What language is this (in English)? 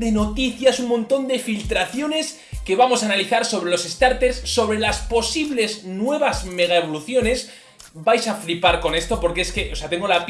Spanish